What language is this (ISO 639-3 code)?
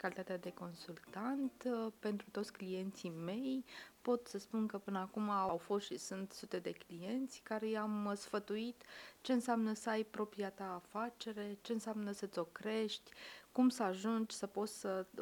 ron